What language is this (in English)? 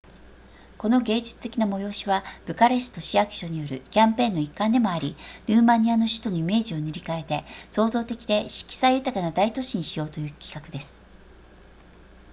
Japanese